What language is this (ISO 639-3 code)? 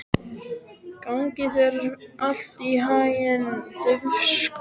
isl